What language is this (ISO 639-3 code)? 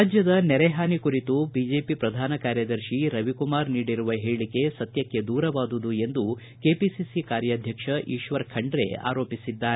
kan